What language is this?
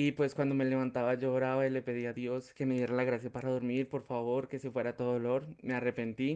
Spanish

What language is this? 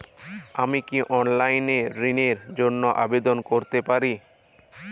Bangla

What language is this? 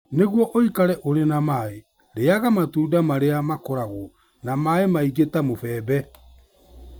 Kikuyu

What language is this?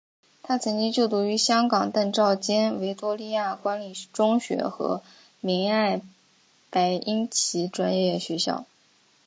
Chinese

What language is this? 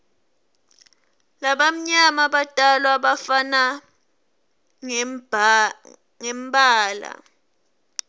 Swati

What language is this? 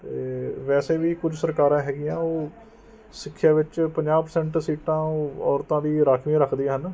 Punjabi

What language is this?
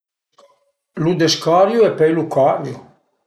Piedmontese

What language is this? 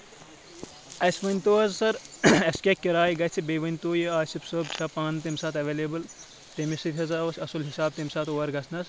Kashmiri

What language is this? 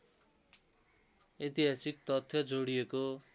Nepali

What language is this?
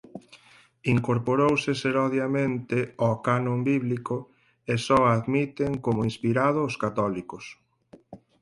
Galician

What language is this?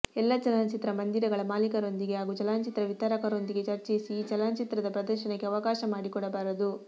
Kannada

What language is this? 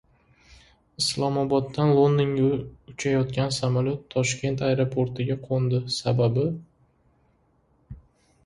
Uzbek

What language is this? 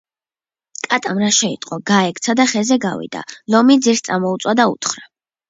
Georgian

